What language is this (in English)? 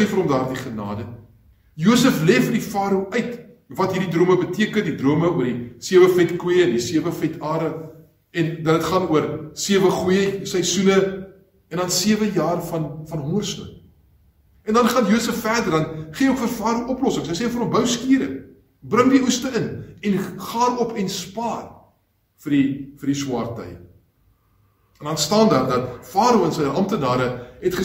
Dutch